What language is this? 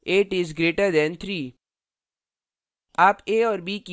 Hindi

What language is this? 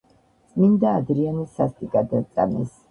Georgian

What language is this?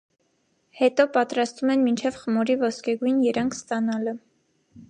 Armenian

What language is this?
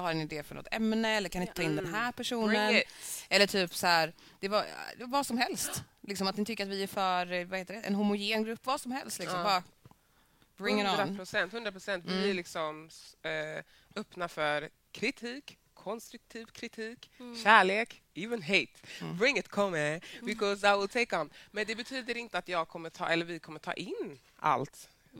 Swedish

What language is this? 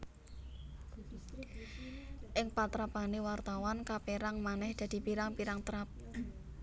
Javanese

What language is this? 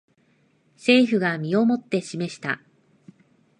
Japanese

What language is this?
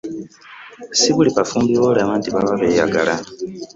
Ganda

